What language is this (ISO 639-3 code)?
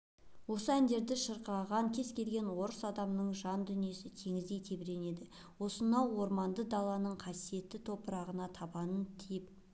kaz